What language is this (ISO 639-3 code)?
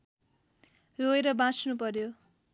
nep